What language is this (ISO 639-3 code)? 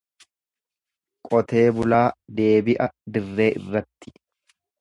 orm